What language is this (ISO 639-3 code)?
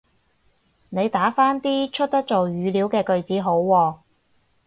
yue